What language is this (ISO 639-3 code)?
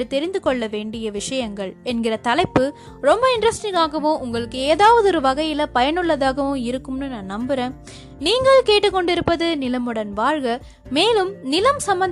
tam